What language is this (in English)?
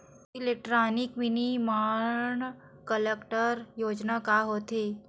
Chhattisgarhi